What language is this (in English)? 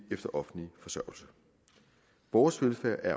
Danish